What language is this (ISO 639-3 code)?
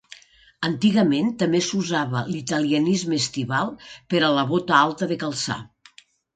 cat